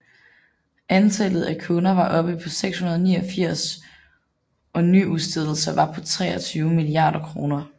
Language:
Danish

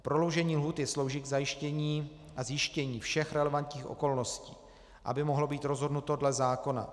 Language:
Czech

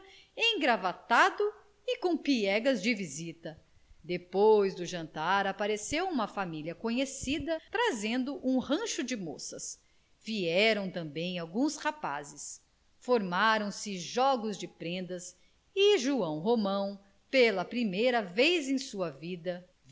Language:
Portuguese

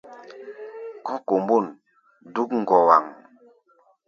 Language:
Gbaya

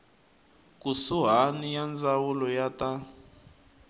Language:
Tsonga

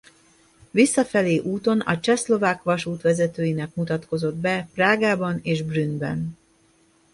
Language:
Hungarian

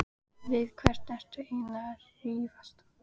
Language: Icelandic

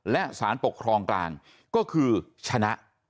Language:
Thai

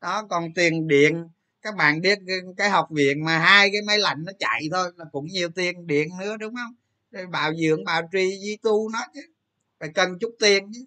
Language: Vietnamese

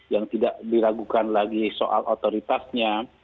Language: Indonesian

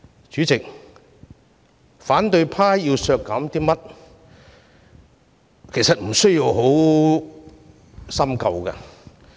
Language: Cantonese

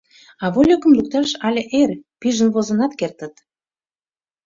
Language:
Mari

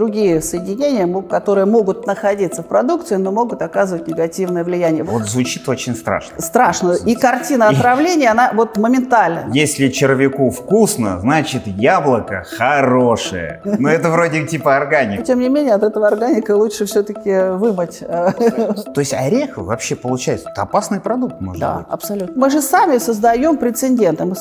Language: Russian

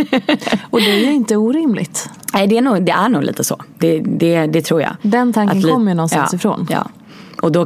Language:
Swedish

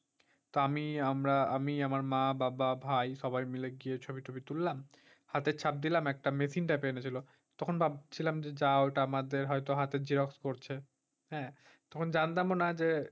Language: Bangla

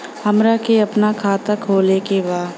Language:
Bhojpuri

